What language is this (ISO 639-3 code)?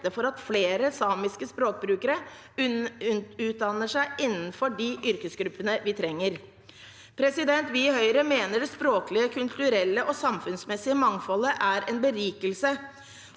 nor